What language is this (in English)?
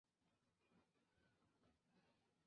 Chinese